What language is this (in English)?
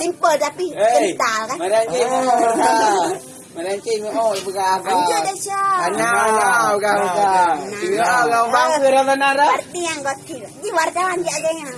Malay